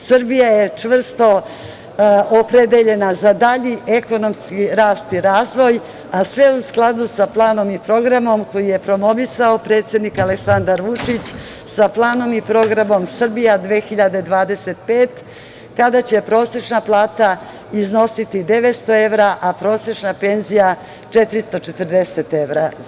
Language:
Serbian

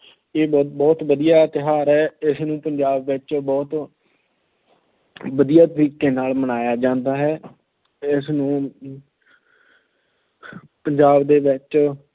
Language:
Punjabi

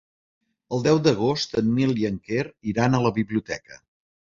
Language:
Catalan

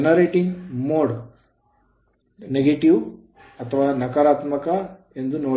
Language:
Kannada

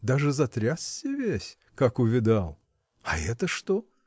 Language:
Russian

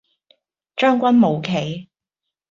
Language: Cantonese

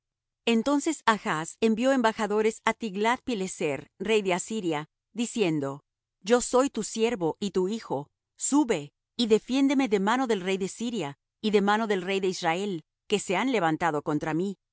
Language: Spanish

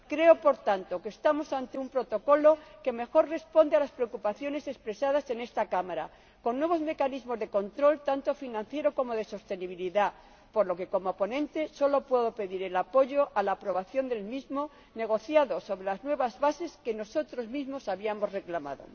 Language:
Spanish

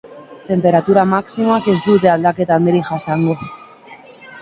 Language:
Basque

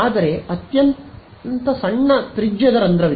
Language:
Kannada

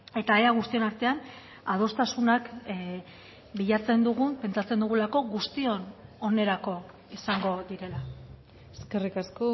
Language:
Basque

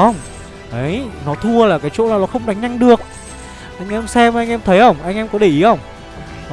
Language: Vietnamese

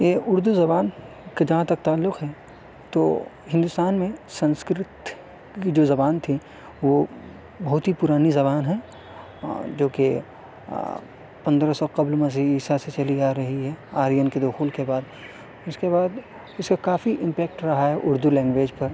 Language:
Urdu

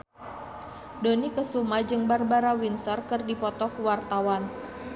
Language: Sundanese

